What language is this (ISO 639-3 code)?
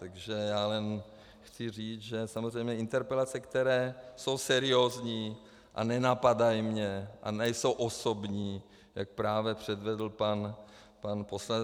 ces